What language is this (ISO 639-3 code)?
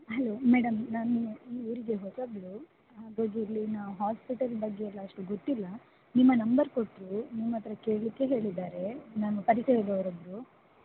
kan